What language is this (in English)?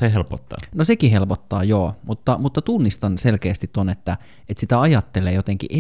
Finnish